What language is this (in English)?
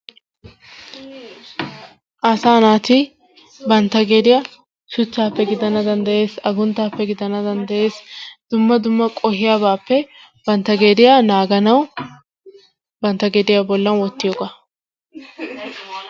Wolaytta